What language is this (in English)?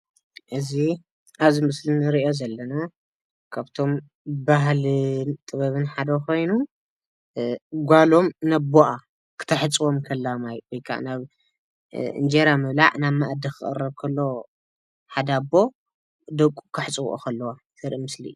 Tigrinya